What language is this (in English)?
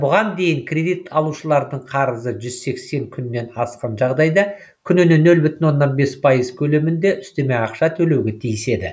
Kazakh